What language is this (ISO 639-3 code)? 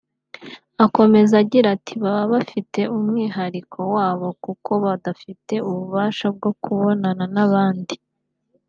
kin